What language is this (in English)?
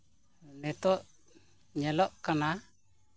Santali